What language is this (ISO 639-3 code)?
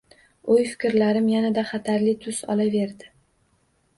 uzb